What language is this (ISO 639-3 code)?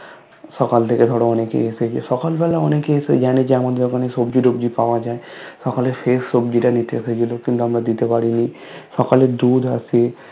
ben